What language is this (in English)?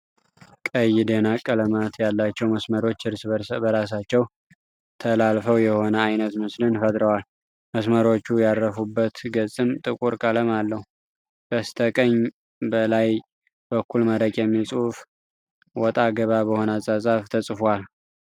Amharic